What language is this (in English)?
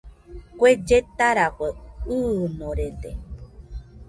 Nüpode Huitoto